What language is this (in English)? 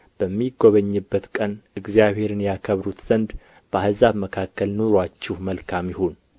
Amharic